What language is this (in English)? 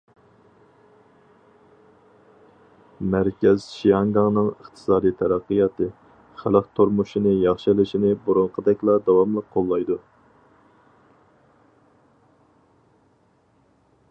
Uyghur